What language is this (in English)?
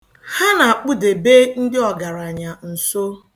Igbo